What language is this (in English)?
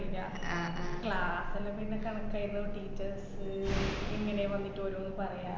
Malayalam